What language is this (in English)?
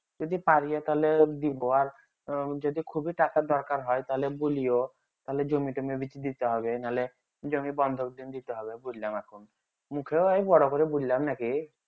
Bangla